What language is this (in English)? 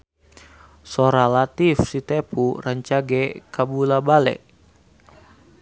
Sundanese